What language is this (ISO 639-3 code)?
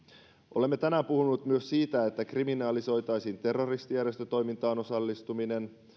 fin